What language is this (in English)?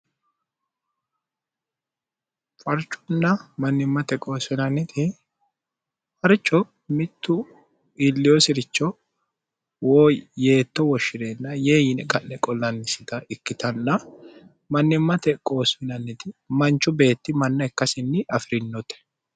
Sidamo